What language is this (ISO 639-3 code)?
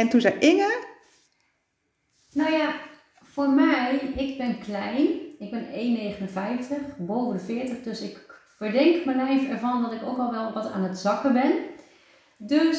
nld